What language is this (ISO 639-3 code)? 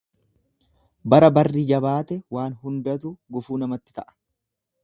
orm